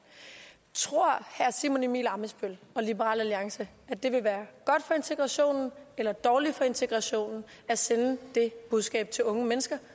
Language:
Danish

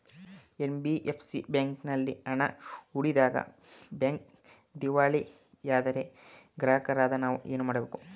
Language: Kannada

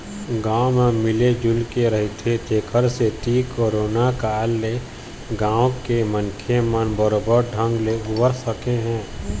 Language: Chhattisgarhi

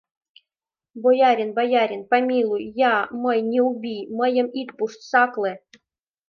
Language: Mari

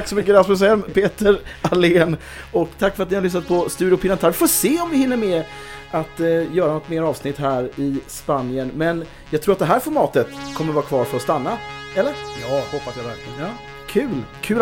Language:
Swedish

